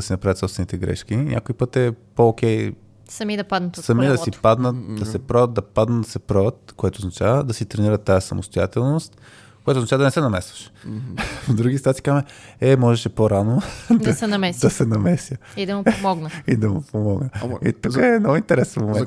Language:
Bulgarian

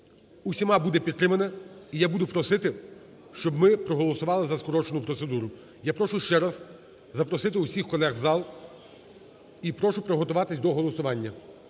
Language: Ukrainian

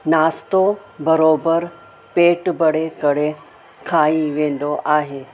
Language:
Sindhi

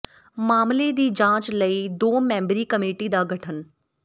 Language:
Punjabi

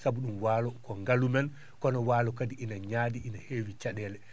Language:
Fula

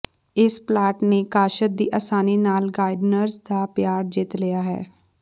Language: Punjabi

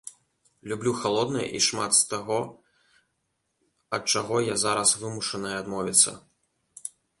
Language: Belarusian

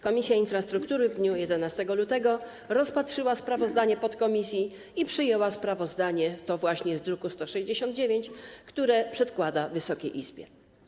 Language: Polish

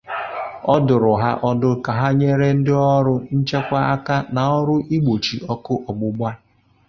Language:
Igbo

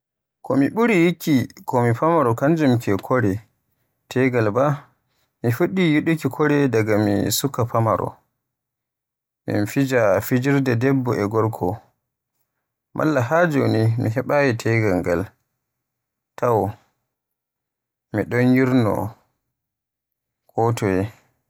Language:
Borgu Fulfulde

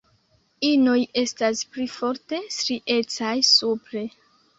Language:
Esperanto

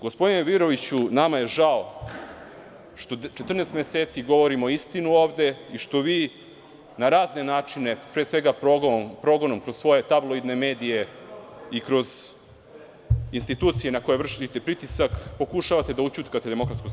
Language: Serbian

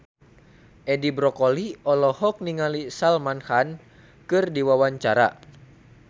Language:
Sundanese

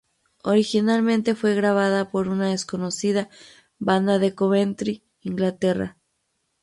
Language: Spanish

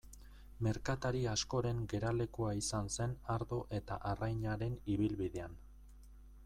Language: Basque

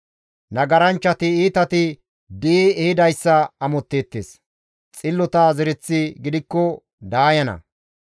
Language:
Gamo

